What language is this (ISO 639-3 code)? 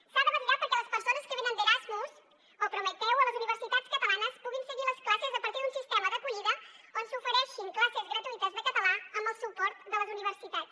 cat